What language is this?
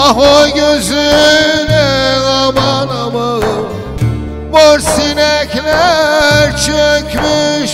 Turkish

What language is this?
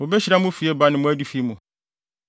Akan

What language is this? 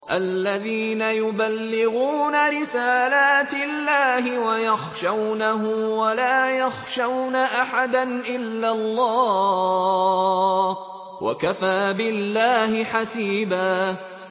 Arabic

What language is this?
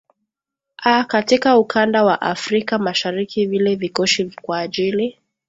Swahili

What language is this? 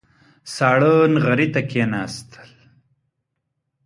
Pashto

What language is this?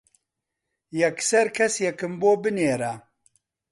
Central Kurdish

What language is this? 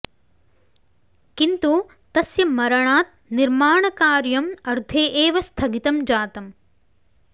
Sanskrit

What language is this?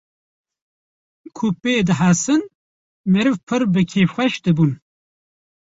Kurdish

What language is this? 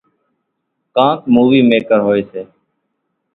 Kachi Koli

